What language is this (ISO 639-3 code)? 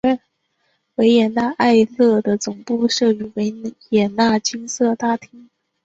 zho